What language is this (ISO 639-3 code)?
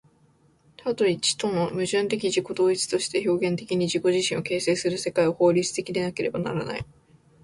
jpn